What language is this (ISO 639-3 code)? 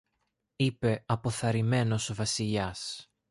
ell